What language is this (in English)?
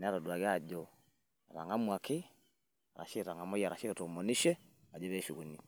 Masai